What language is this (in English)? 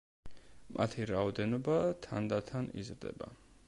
Georgian